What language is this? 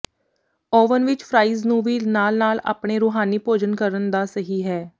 Punjabi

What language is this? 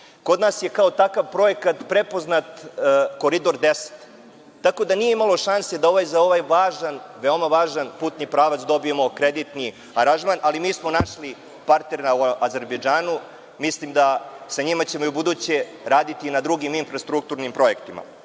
Serbian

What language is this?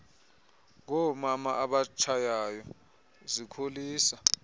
Xhosa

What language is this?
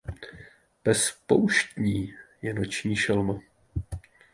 Czech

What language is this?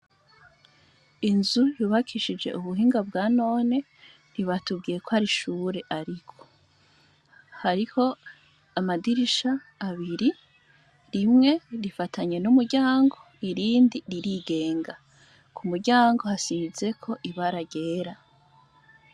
Rundi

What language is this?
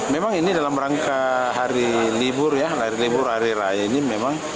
Indonesian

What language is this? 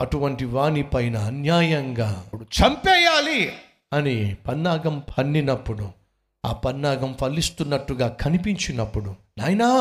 Telugu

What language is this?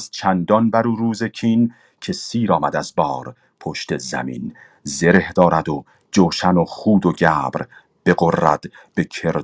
Persian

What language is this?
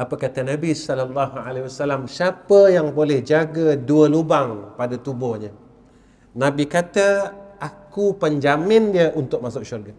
Malay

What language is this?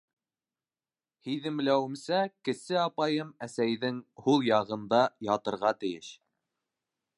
Bashkir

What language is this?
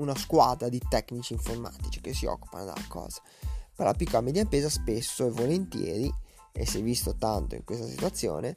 Italian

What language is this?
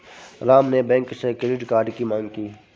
Hindi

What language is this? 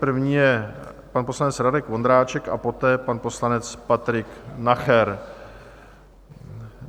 Czech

